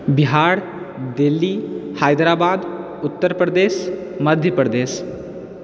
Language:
Maithili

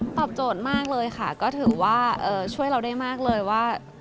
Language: Thai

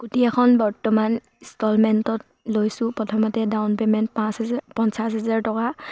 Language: Assamese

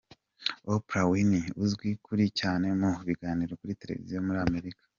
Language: Kinyarwanda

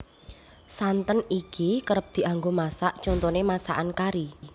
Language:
Javanese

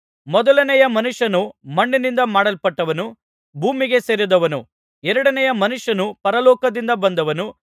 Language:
Kannada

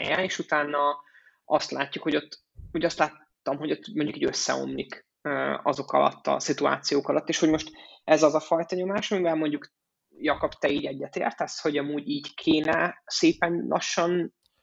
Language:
Hungarian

